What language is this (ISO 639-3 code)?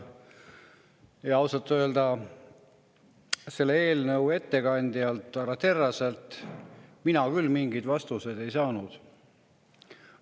est